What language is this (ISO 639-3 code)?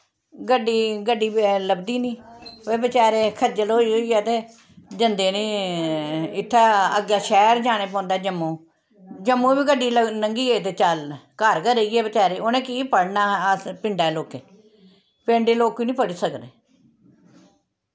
doi